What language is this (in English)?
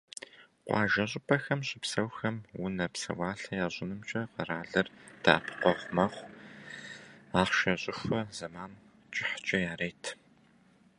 Kabardian